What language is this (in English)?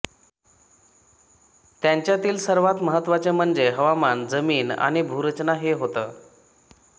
Marathi